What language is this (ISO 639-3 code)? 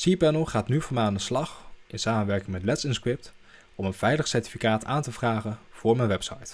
nld